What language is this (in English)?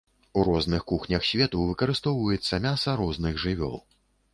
Belarusian